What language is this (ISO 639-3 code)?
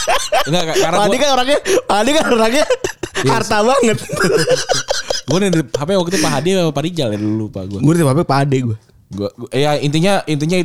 ind